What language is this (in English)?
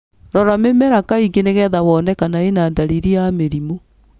Kikuyu